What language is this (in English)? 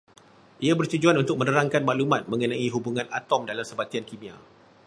Malay